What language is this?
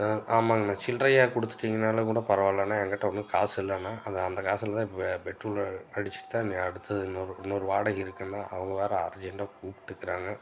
Tamil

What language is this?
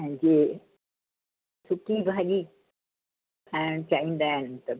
Sindhi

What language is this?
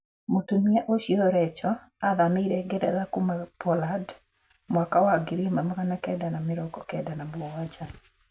Kikuyu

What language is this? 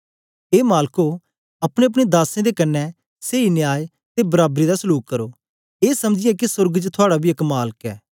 Dogri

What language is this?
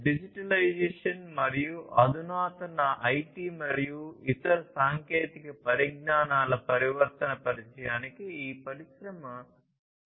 Telugu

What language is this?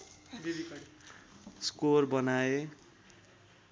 Nepali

